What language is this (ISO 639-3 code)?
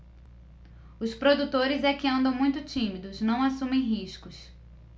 por